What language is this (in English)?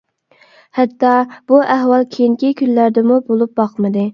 Uyghur